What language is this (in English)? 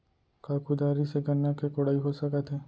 Chhattisgarhi